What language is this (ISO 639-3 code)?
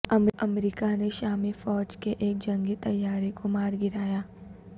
urd